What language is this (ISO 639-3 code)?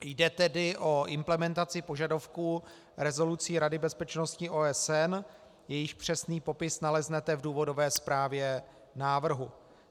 ces